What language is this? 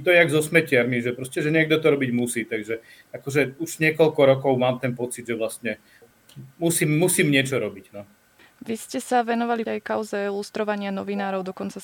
Slovak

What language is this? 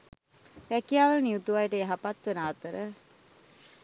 Sinhala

